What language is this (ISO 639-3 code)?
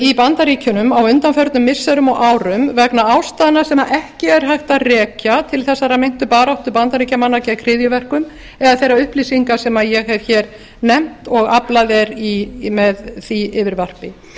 isl